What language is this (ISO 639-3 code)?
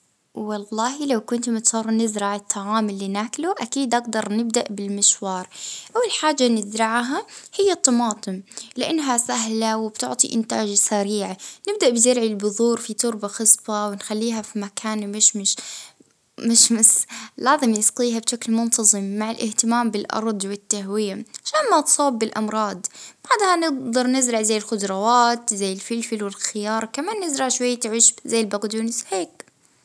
ayl